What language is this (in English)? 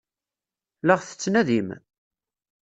Kabyle